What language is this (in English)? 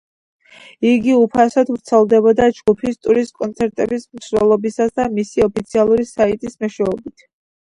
Georgian